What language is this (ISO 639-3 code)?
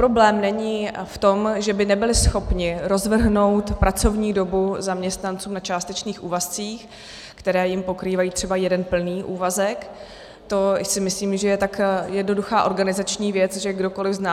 ces